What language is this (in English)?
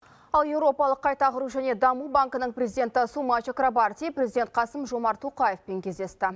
Kazakh